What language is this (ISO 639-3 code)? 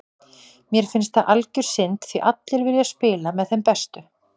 isl